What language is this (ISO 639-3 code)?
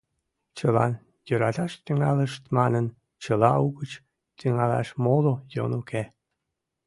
chm